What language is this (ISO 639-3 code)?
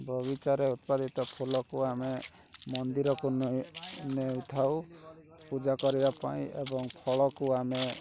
ori